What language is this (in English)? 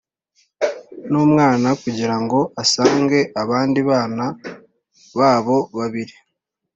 Kinyarwanda